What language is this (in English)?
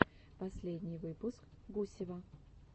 Russian